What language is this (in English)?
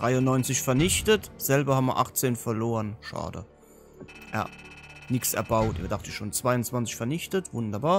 German